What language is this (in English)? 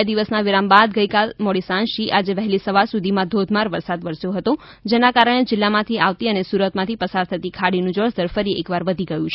Gujarati